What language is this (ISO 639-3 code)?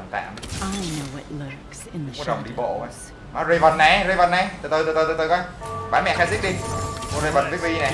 vie